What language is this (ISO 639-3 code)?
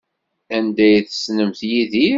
kab